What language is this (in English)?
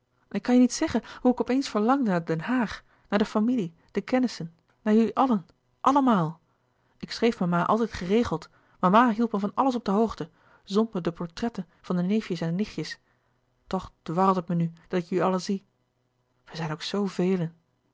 Dutch